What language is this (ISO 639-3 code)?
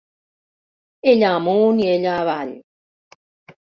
cat